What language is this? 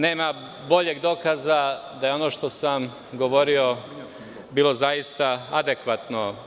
Serbian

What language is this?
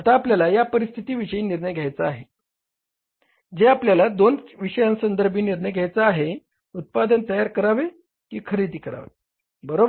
Marathi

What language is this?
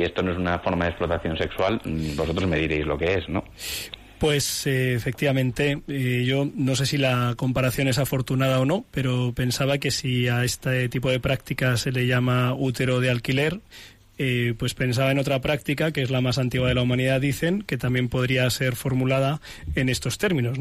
Spanish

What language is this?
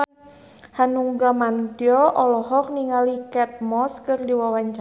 Sundanese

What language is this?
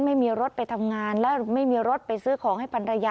Thai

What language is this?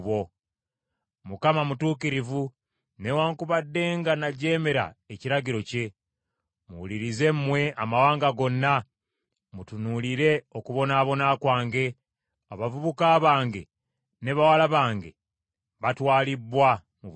Ganda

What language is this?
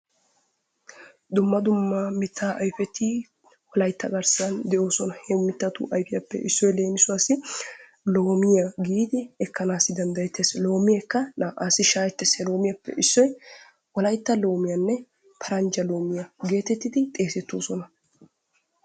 Wolaytta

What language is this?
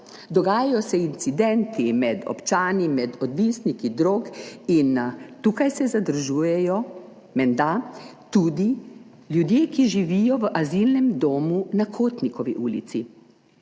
Slovenian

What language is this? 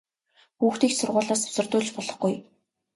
Mongolian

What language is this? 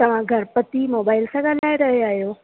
Sindhi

